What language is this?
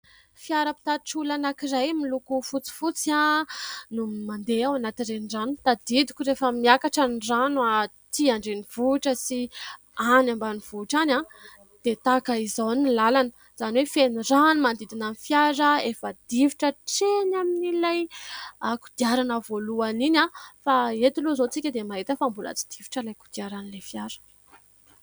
Malagasy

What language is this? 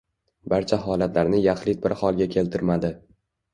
Uzbek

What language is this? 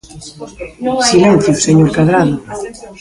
Galician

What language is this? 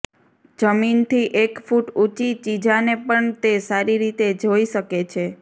Gujarati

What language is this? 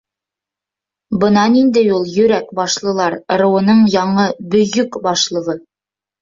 Bashkir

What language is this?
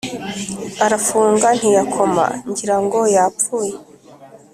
Kinyarwanda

